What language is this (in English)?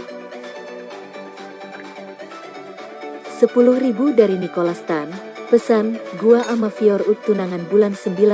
Indonesian